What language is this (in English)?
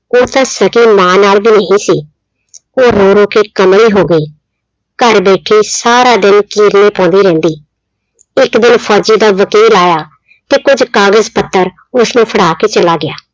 Punjabi